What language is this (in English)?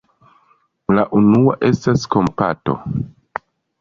Esperanto